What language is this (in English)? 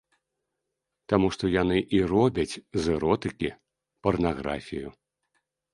Belarusian